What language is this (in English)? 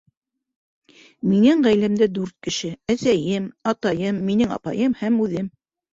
Bashkir